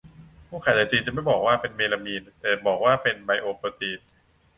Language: Thai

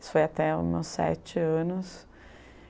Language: Portuguese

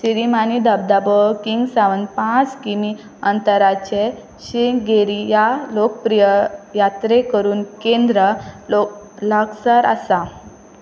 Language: Konkani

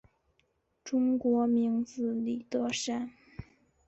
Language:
Chinese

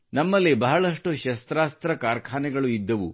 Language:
Kannada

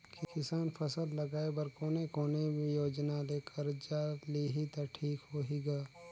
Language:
Chhattisgarhi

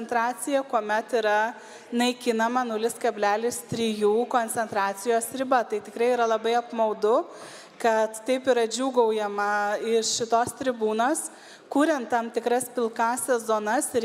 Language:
Lithuanian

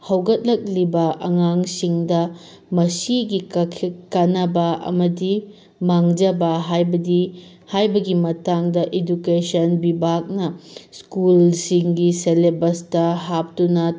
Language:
Manipuri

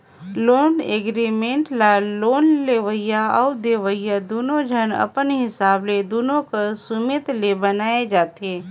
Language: Chhattisgarhi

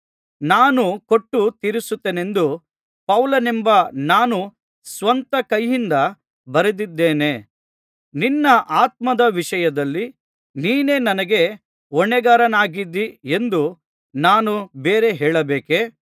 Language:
Kannada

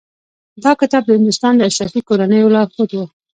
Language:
Pashto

